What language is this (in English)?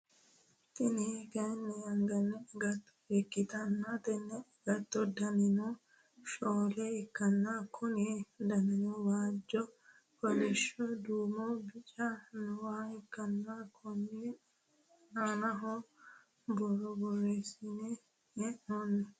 Sidamo